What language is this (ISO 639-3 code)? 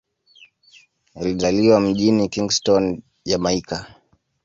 swa